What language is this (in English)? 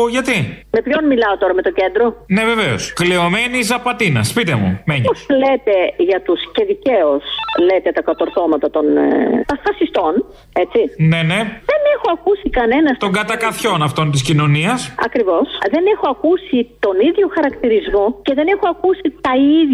Greek